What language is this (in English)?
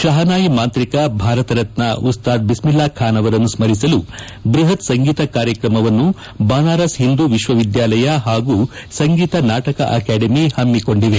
Kannada